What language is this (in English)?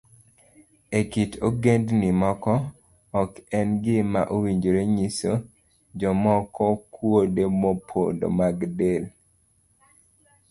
Luo (Kenya and Tanzania)